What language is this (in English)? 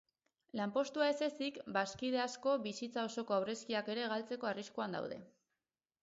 Basque